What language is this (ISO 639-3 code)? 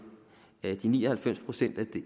dan